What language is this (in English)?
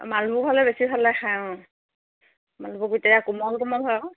Assamese